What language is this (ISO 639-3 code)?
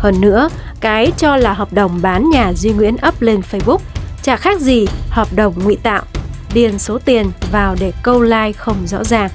vie